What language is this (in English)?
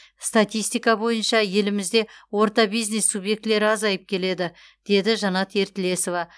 Kazakh